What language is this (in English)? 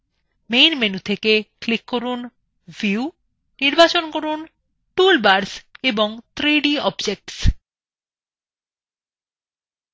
Bangla